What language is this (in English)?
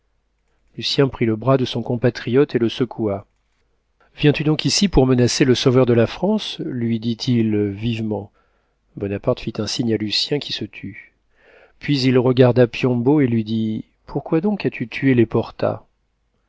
French